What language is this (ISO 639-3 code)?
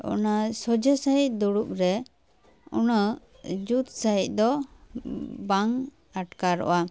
sat